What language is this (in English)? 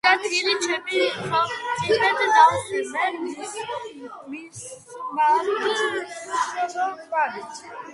Georgian